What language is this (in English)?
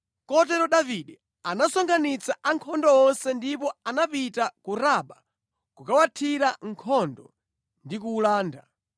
Nyanja